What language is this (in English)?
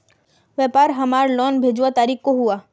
Magahi